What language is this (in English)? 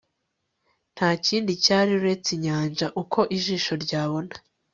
Kinyarwanda